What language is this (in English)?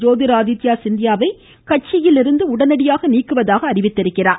Tamil